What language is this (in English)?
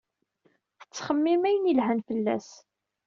Kabyle